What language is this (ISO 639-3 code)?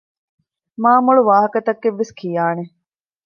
div